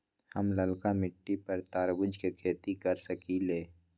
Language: Magahi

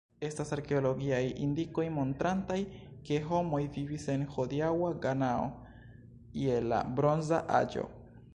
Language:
Esperanto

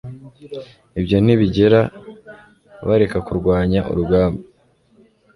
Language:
Kinyarwanda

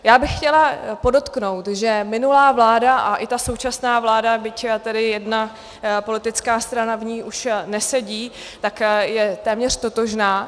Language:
Czech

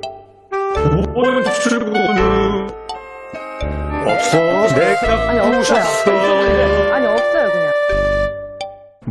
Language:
Korean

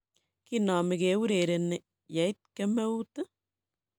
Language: Kalenjin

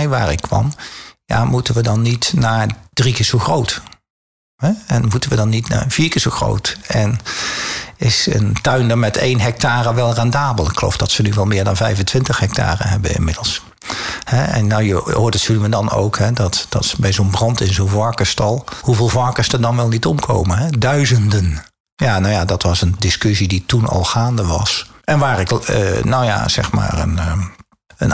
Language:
Dutch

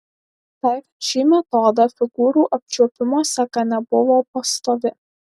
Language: Lithuanian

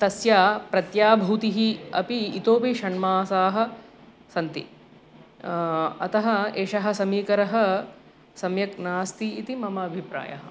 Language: Sanskrit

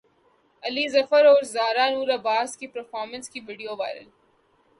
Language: Urdu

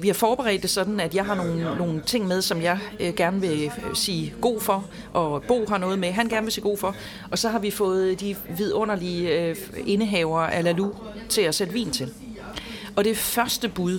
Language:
Danish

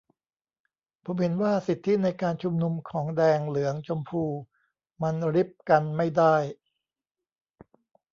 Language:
Thai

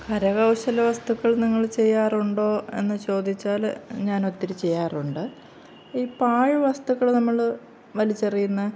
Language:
Malayalam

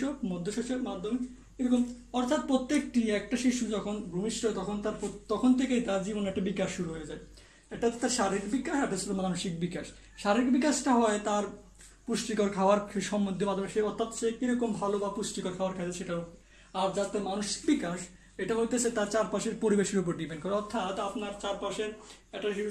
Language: Turkish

